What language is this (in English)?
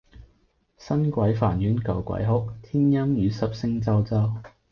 Cantonese